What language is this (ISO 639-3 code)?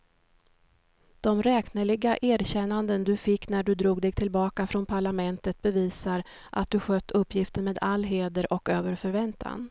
swe